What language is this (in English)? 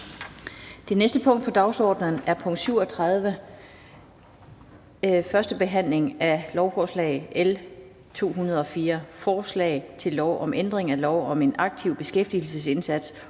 Danish